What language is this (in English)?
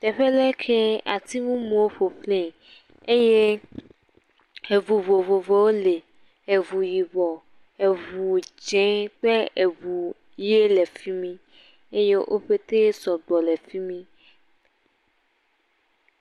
Ewe